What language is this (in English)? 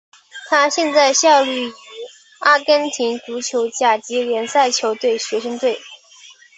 Chinese